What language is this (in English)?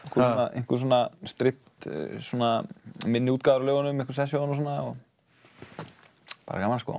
Icelandic